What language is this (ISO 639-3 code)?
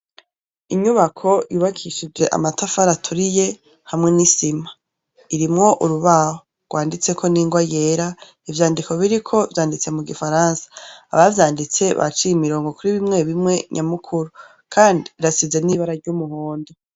run